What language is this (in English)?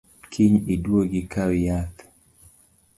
Luo (Kenya and Tanzania)